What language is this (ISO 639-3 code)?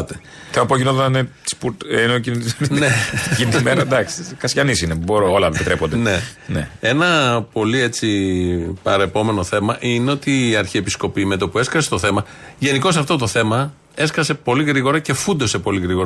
ell